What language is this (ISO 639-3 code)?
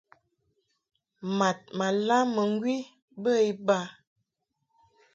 mhk